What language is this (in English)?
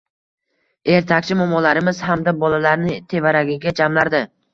Uzbek